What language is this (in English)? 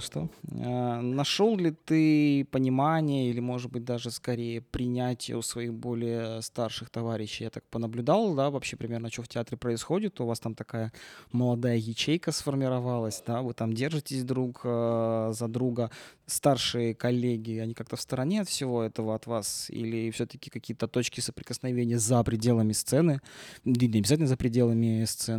Russian